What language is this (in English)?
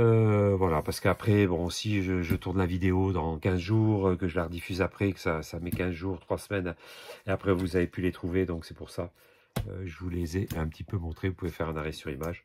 French